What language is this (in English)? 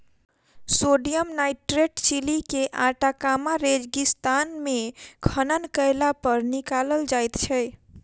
Maithili